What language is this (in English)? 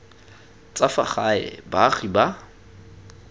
Tswana